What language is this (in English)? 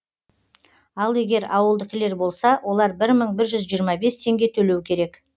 Kazakh